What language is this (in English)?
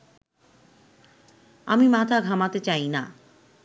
Bangla